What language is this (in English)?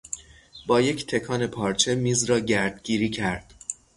Persian